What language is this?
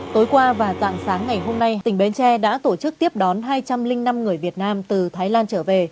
Vietnamese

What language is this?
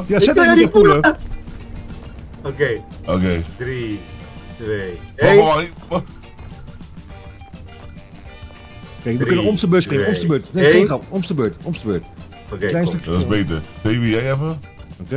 Dutch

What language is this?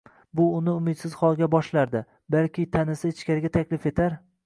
Uzbek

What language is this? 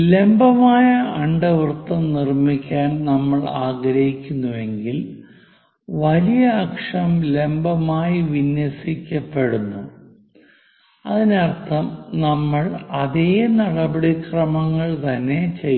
Malayalam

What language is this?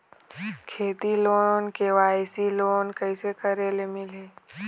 Chhattisgarhi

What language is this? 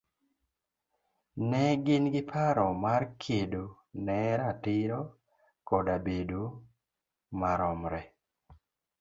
Luo (Kenya and Tanzania)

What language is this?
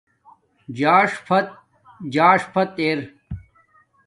Domaaki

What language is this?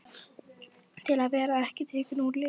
Icelandic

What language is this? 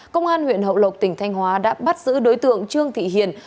Vietnamese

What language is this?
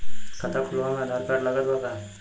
Bhojpuri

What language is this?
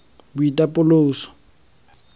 Tswana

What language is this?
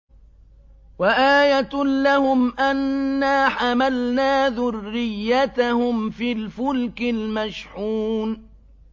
Arabic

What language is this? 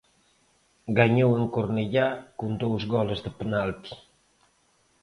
Galician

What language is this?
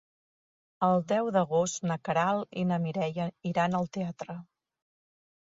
Catalan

